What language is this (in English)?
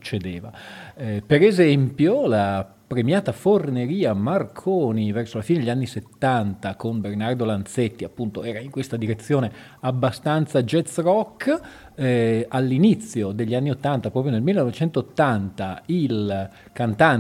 Italian